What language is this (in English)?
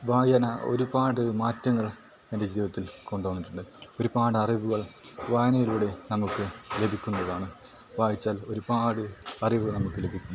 Malayalam